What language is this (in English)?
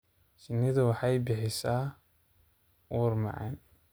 Somali